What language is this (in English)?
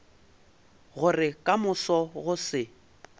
Northern Sotho